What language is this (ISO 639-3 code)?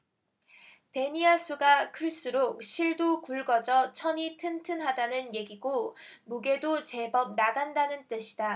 kor